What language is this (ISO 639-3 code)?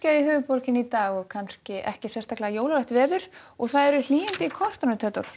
isl